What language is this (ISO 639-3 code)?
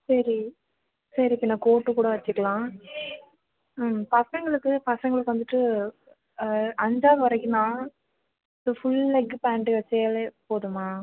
tam